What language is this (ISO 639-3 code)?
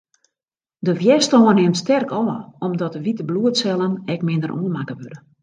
fry